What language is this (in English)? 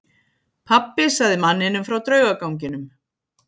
Icelandic